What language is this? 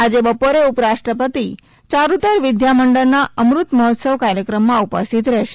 Gujarati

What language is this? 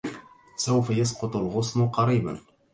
Arabic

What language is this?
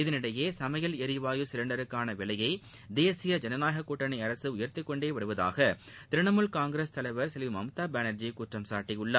Tamil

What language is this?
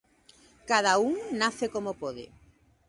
Galician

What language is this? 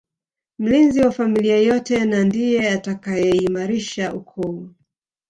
Swahili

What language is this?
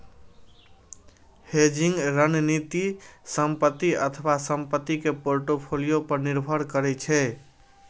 Maithili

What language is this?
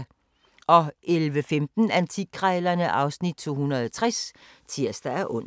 Danish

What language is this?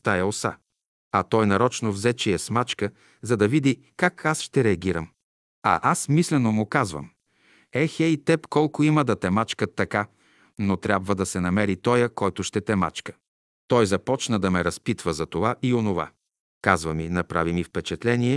Bulgarian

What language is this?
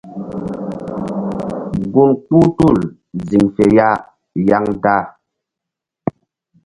Mbum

